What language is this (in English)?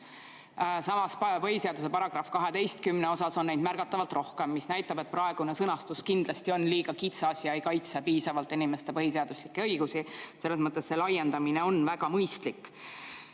Estonian